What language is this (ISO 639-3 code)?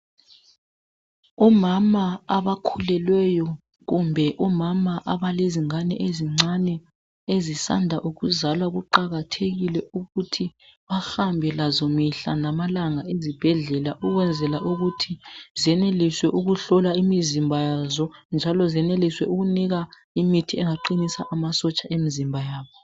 nde